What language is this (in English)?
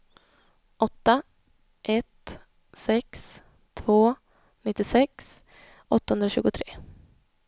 Swedish